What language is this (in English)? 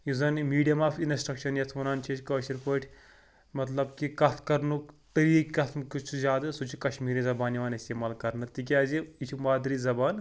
Kashmiri